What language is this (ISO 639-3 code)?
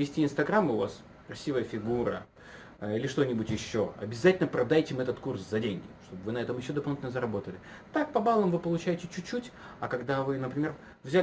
rus